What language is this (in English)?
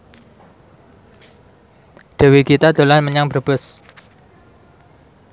Javanese